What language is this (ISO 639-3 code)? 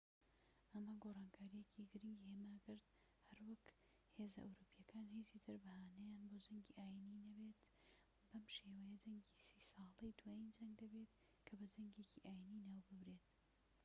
ckb